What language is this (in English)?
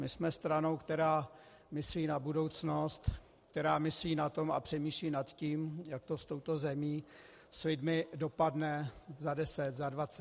Czech